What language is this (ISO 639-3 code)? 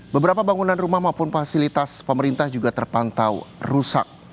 ind